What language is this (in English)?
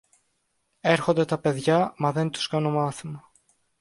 Greek